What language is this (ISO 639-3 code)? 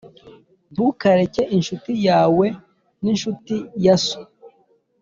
kin